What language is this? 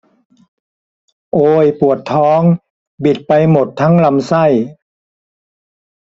Thai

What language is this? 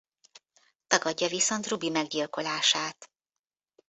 Hungarian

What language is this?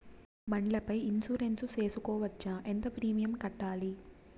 Telugu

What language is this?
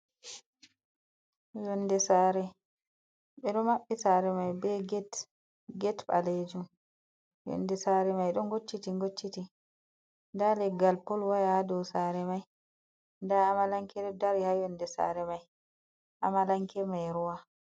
Fula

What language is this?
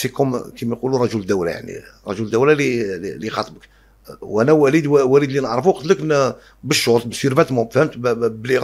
Arabic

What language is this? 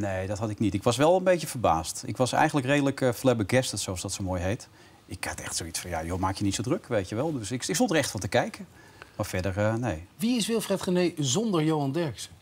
Dutch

